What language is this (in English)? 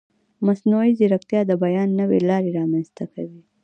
Pashto